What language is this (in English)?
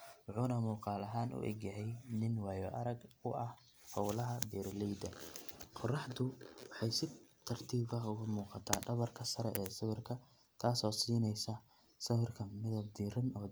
Somali